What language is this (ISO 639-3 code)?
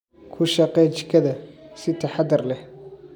som